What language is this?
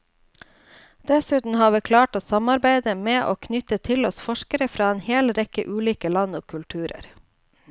Norwegian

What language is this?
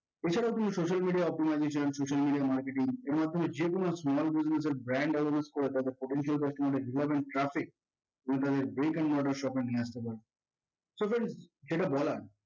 Bangla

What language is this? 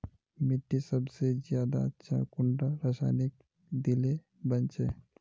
Magahi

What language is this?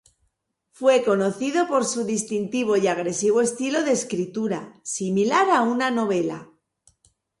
Spanish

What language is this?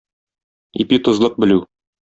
Tatar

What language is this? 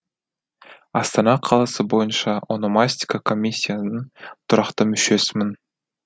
Kazakh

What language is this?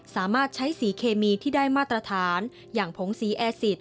Thai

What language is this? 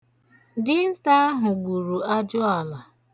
Igbo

